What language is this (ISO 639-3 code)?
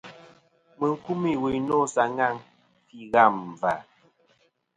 bkm